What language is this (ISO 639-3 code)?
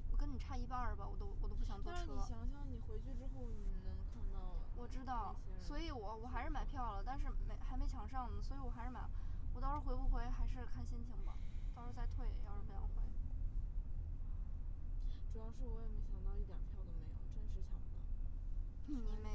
zho